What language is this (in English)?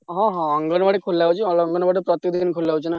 Odia